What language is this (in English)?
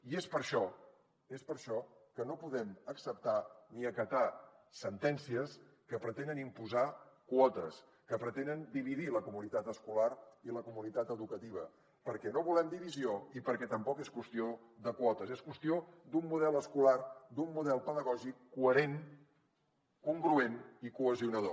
Catalan